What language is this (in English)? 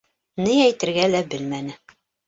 Bashkir